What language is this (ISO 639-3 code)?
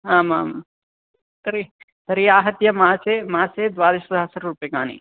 san